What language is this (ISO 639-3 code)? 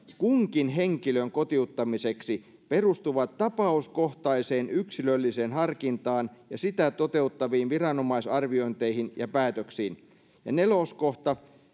fin